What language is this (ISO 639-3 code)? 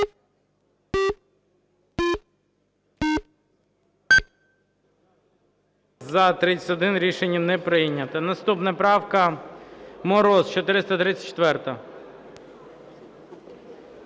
ukr